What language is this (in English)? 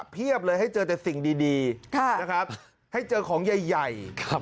Thai